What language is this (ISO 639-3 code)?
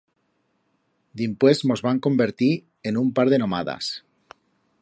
arg